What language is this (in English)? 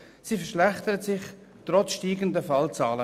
Swiss German